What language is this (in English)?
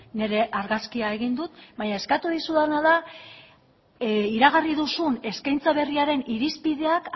Basque